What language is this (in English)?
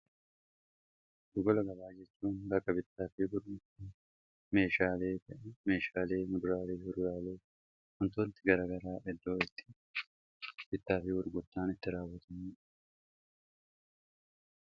Oromo